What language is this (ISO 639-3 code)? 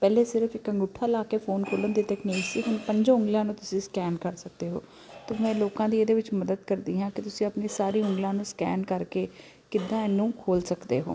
pan